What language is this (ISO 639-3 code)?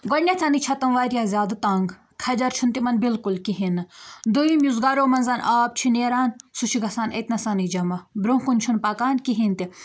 kas